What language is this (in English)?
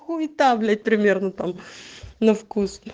Russian